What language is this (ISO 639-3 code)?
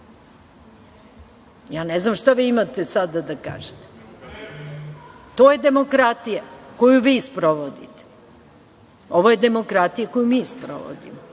srp